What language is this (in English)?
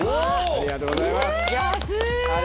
Japanese